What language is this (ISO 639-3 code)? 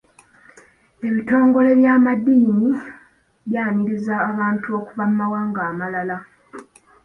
lug